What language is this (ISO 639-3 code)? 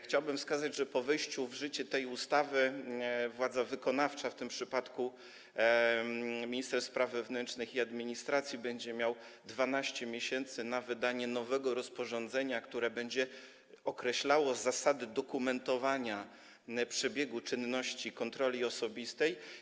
pol